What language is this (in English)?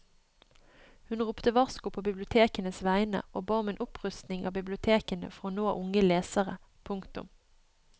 Norwegian